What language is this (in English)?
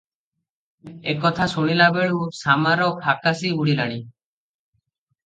Odia